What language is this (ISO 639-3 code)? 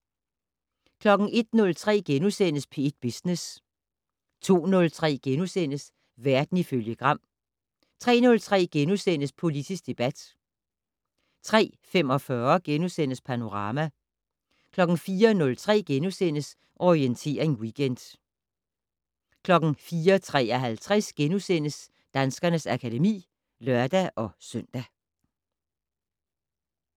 dan